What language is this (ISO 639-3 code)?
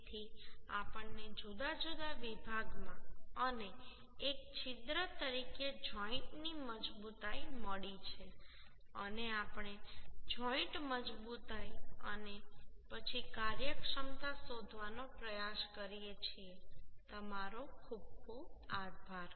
guj